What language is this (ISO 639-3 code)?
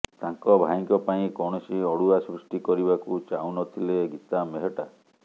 ori